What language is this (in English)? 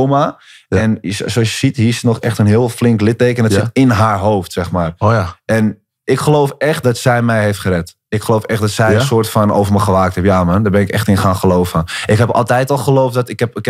Dutch